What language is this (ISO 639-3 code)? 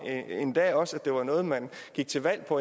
dan